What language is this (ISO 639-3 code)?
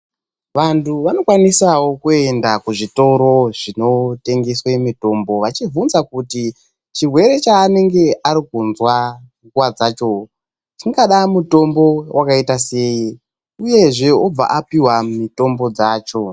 ndc